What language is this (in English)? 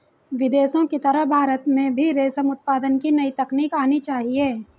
Hindi